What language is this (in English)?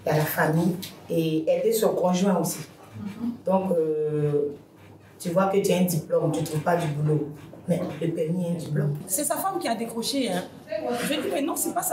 French